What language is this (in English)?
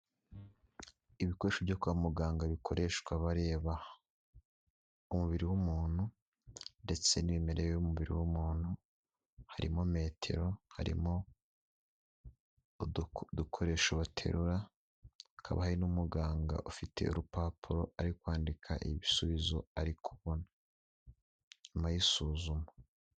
Kinyarwanda